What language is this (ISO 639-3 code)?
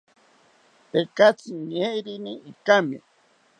cpy